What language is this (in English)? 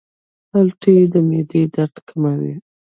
Pashto